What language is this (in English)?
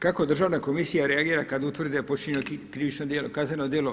Croatian